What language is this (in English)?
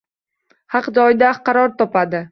Uzbek